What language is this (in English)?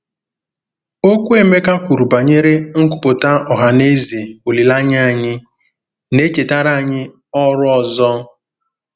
Igbo